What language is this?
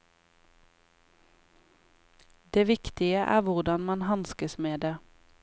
Norwegian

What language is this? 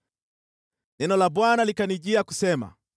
Swahili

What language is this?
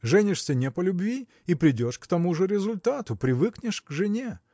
Russian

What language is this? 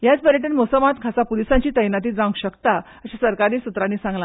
Konkani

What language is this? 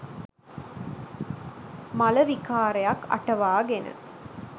Sinhala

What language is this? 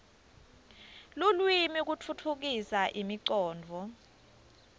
Swati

